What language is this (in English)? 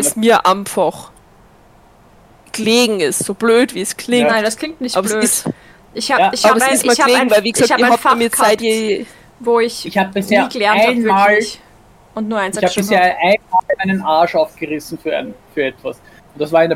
German